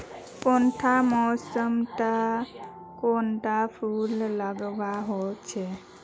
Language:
Magahi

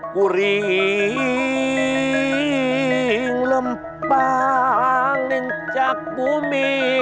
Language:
Indonesian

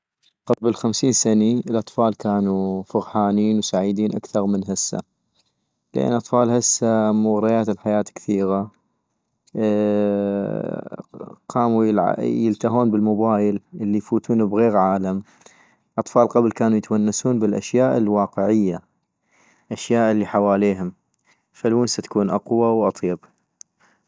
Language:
North Mesopotamian Arabic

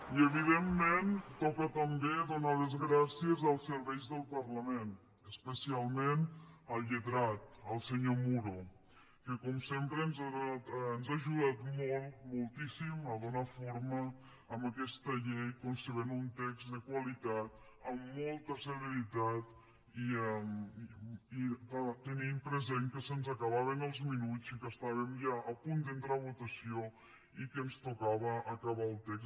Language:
Catalan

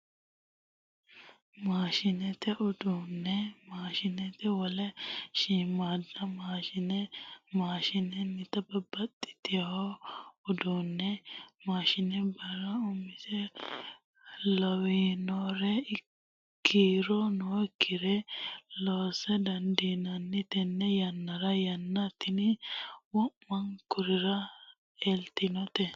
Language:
Sidamo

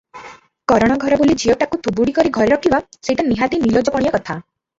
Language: Odia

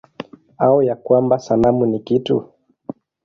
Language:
Swahili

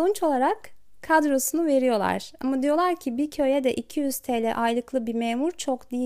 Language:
Turkish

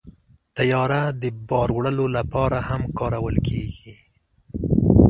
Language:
Pashto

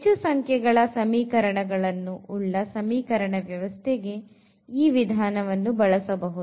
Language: Kannada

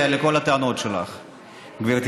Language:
Hebrew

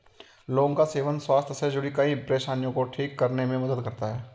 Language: Hindi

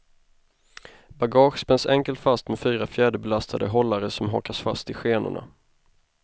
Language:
Swedish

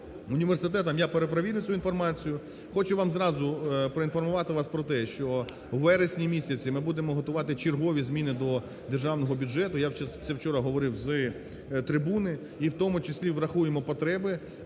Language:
Ukrainian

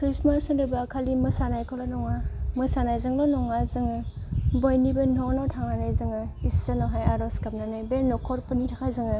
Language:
Bodo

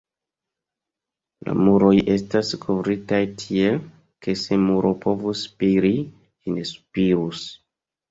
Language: Esperanto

